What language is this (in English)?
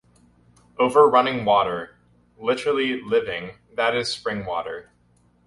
English